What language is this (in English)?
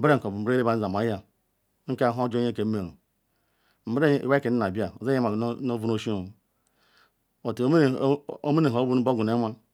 Ikwere